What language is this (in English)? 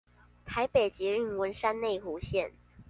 Chinese